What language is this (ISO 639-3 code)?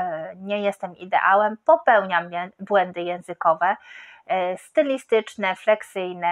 pol